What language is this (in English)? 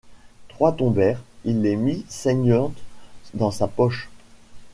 French